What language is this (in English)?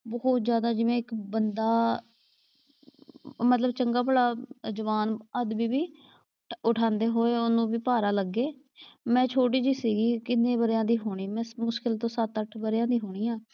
Punjabi